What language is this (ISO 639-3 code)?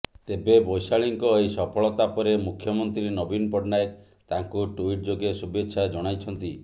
ori